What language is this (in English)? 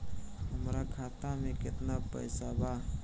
Bhojpuri